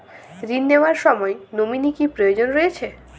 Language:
Bangla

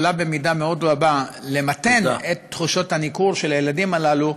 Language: Hebrew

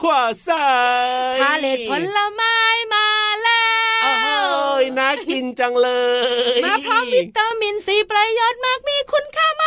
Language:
Thai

